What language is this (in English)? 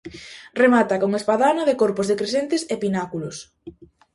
Galician